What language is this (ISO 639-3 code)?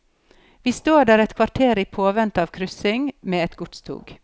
nor